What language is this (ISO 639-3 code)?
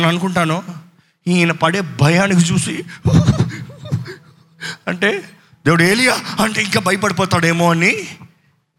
tel